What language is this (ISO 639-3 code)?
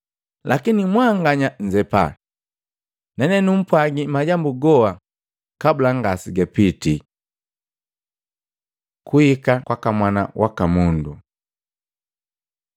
mgv